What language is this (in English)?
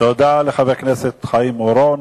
Hebrew